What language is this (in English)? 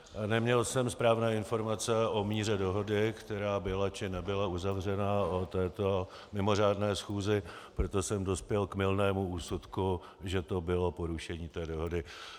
Czech